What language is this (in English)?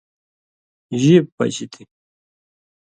Indus Kohistani